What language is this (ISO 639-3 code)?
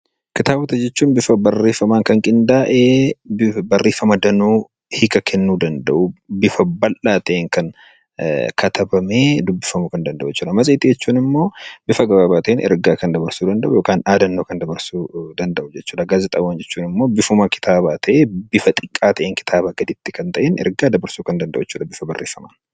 orm